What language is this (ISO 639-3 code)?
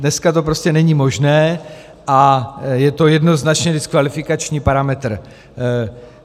ces